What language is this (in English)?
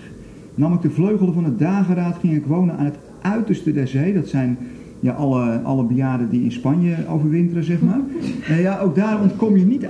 Dutch